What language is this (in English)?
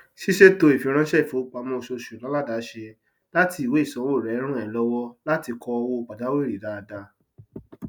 Yoruba